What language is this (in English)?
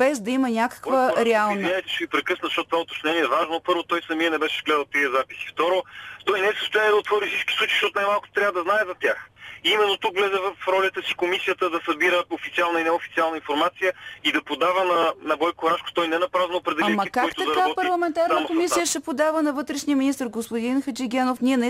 Bulgarian